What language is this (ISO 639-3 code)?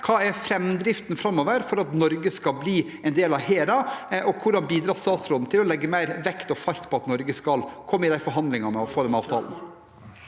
nor